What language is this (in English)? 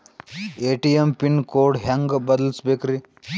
Kannada